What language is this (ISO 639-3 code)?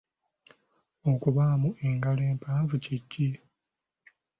lug